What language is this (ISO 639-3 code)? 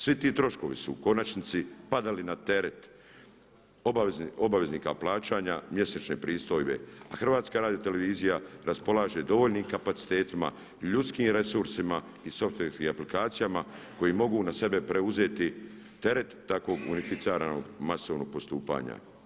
hrv